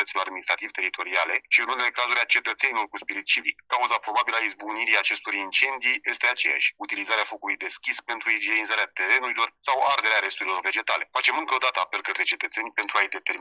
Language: Romanian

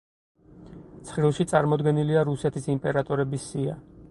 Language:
Georgian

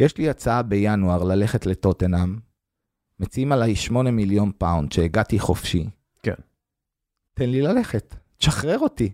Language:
Hebrew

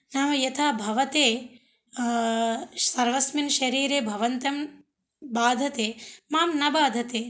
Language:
Sanskrit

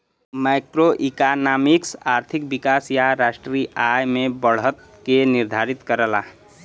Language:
Bhojpuri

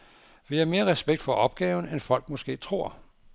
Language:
Danish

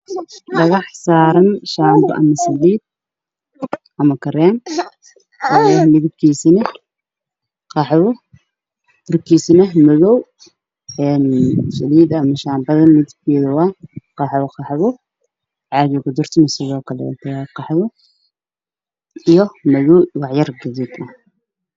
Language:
Somali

